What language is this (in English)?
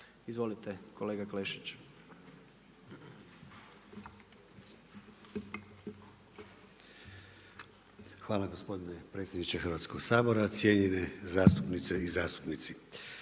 Croatian